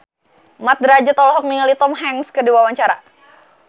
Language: Sundanese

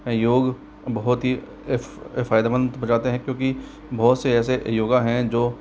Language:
Hindi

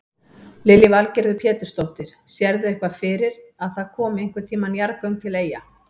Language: Icelandic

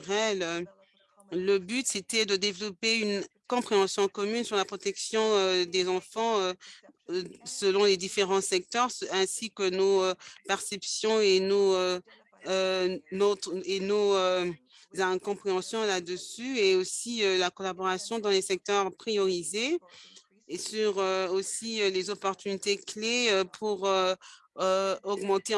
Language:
French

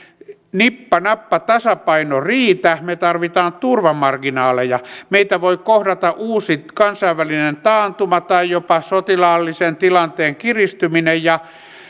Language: Finnish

